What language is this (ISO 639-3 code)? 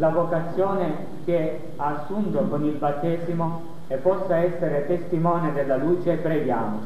ita